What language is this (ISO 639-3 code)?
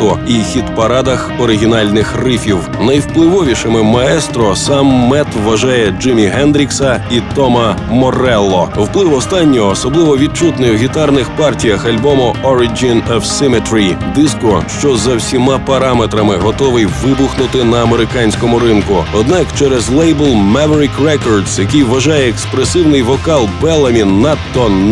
ukr